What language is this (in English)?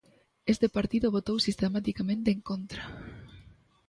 Galician